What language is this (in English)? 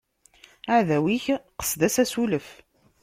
Kabyle